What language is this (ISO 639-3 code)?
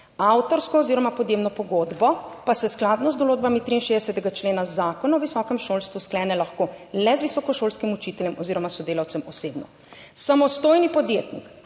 slv